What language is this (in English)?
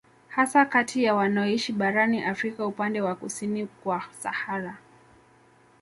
Swahili